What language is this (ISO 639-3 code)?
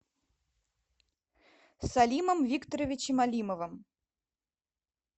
rus